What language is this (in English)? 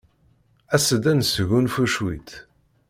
Kabyle